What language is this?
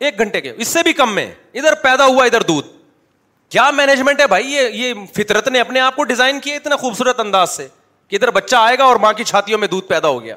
Urdu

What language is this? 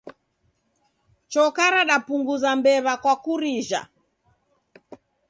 Taita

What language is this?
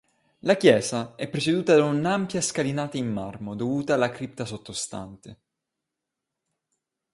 Italian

